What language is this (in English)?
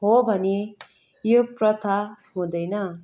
Nepali